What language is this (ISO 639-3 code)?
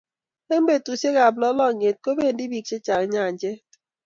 kln